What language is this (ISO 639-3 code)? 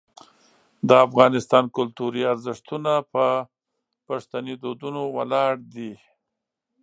pus